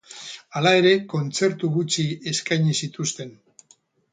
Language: Basque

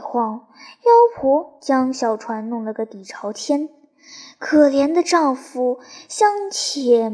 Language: Chinese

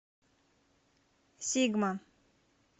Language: Russian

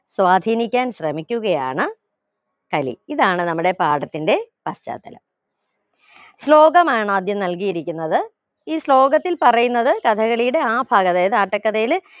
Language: Malayalam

